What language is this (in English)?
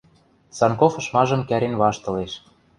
Western Mari